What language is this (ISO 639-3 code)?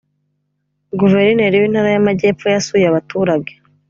kin